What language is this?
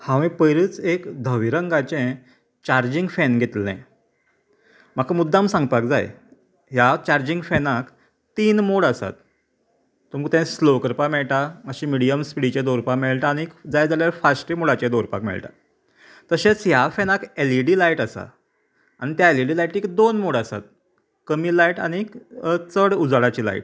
Konkani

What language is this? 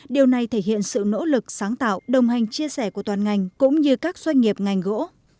Vietnamese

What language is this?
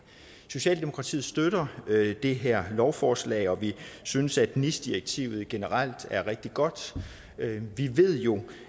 Danish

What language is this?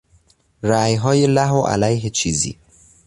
Persian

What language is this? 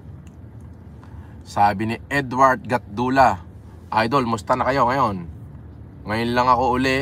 Filipino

